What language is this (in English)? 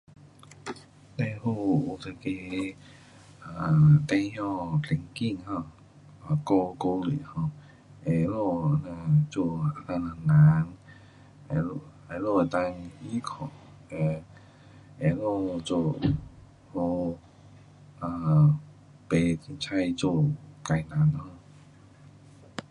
Pu-Xian Chinese